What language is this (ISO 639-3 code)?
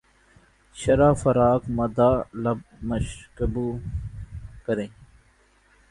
urd